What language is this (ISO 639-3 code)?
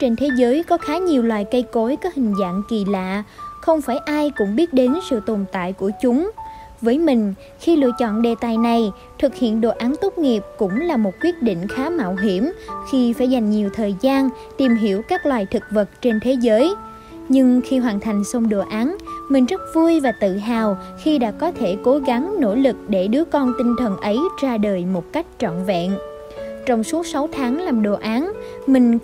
vie